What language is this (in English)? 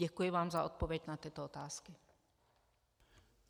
Czech